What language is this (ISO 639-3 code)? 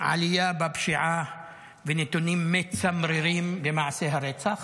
heb